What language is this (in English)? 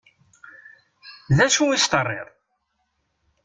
Kabyle